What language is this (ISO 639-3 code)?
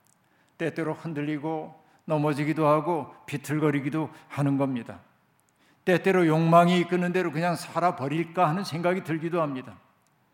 kor